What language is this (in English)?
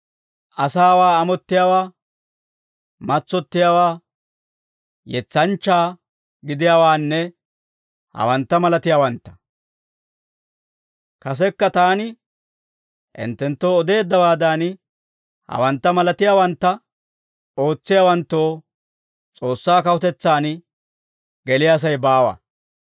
Dawro